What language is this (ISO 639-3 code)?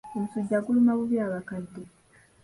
lug